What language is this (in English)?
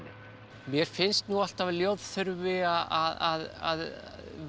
Icelandic